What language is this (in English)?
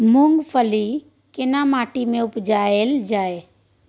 Maithili